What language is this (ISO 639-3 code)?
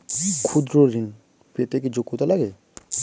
ben